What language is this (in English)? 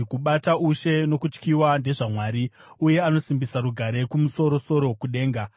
Shona